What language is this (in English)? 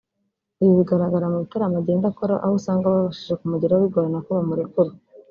Kinyarwanda